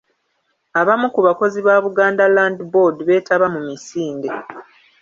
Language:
Ganda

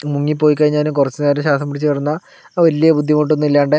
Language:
Malayalam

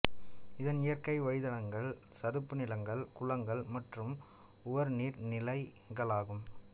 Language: Tamil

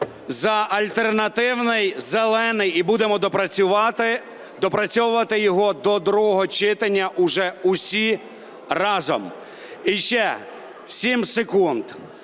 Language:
Ukrainian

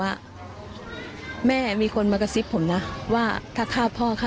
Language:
Thai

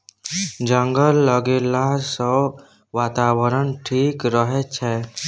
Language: Maithili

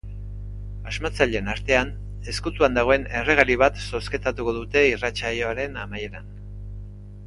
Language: Basque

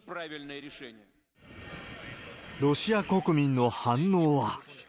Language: Japanese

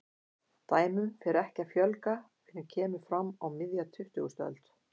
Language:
Icelandic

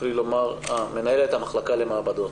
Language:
Hebrew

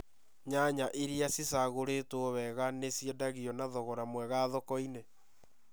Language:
Kikuyu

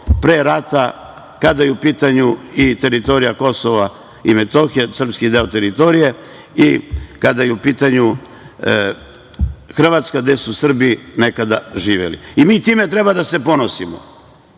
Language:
Serbian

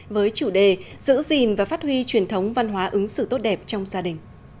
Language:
Vietnamese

